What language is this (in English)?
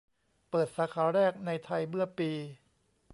Thai